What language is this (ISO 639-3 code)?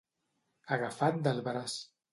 cat